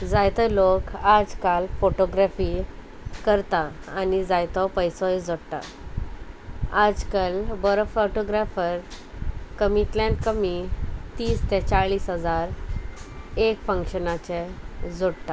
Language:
Konkani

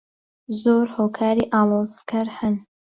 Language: Central Kurdish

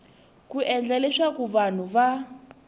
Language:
Tsonga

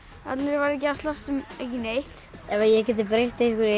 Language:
Icelandic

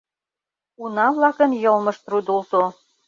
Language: Mari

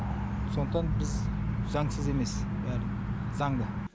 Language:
Kazakh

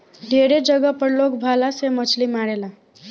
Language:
Bhojpuri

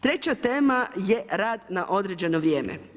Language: Croatian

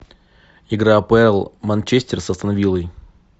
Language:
Russian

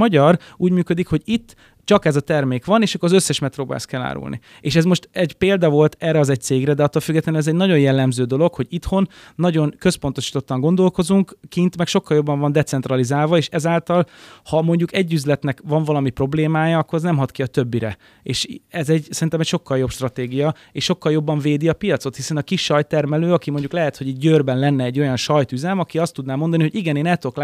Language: Hungarian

